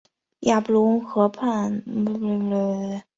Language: Chinese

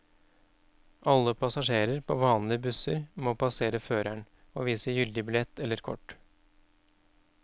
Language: Norwegian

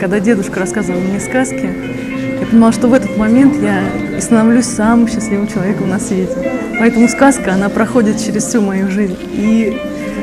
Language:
Russian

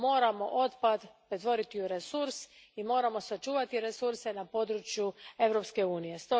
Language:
Croatian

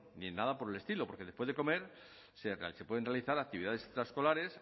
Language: Spanish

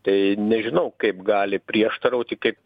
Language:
Lithuanian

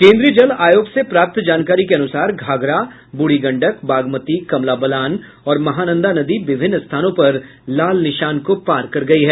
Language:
Hindi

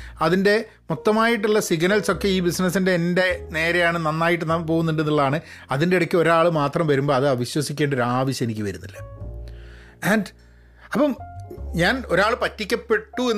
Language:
Malayalam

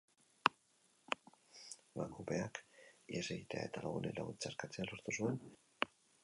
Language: Basque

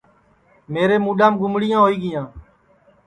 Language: Sansi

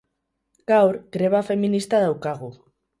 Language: Basque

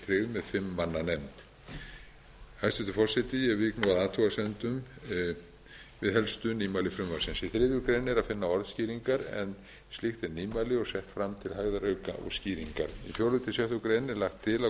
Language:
Icelandic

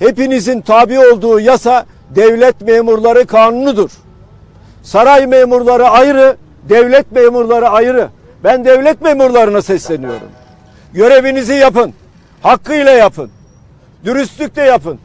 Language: Turkish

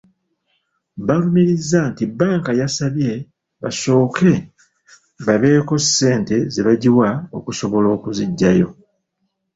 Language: Ganda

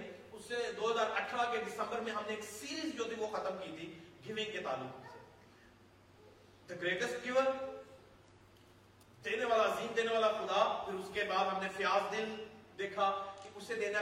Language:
Urdu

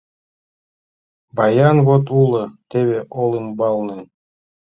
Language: Mari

